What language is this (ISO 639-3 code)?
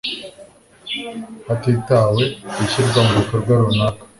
kin